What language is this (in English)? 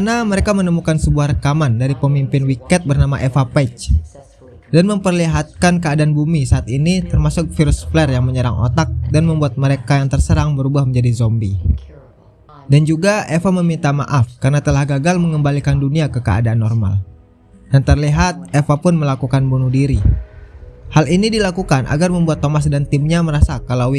Indonesian